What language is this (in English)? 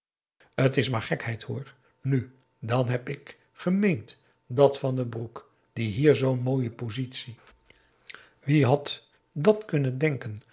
Dutch